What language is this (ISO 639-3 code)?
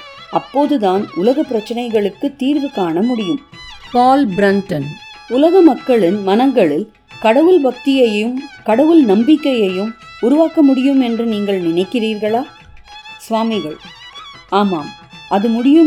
tam